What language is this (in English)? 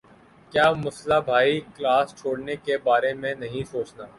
Urdu